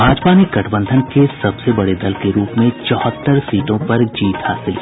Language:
Hindi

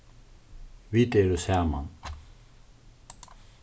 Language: Faroese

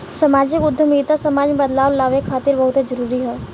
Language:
Bhojpuri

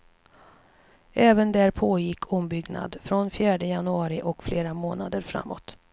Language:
Swedish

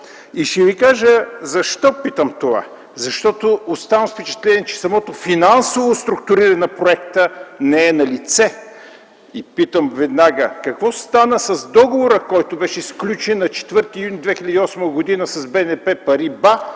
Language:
Bulgarian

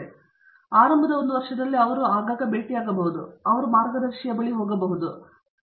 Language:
Kannada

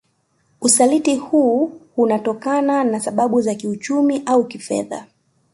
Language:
Swahili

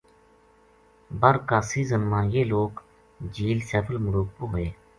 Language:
Gujari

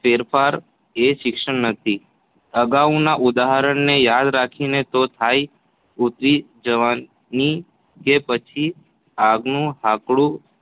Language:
Gujarati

